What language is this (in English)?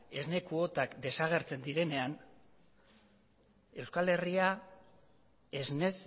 Basque